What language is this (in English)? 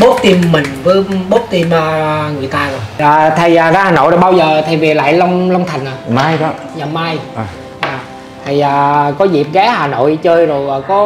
Vietnamese